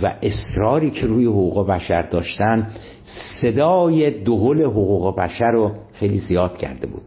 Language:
Persian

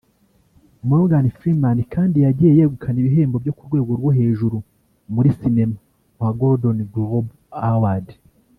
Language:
Kinyarwanda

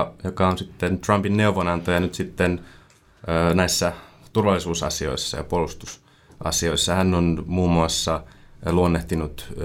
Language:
Finnish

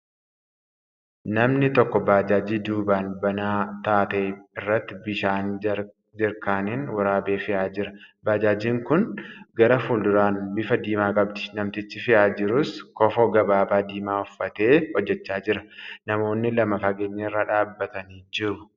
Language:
Oromo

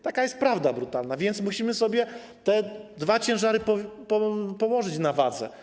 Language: Polish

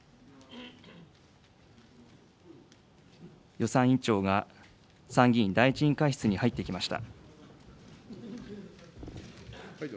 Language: Japanese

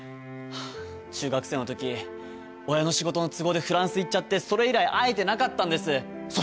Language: Japanese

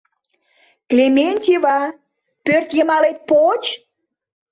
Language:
Mari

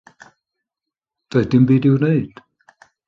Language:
Welsh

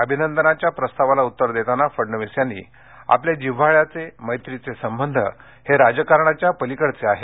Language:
Marathi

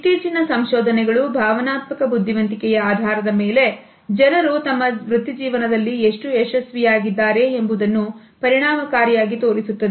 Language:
Kannada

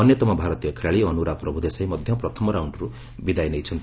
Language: Odia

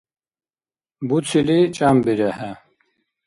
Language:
Dargwa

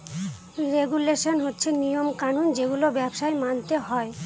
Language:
Bangla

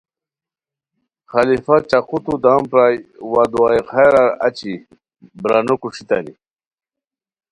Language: Khowar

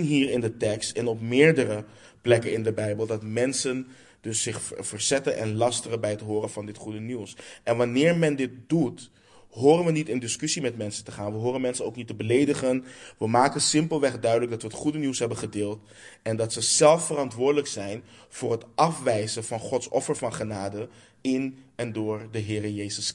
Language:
Dutch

